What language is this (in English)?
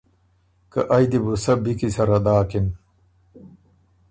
Ormuri